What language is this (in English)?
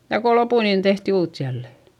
Finnish